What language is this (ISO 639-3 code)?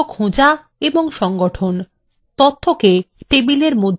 ben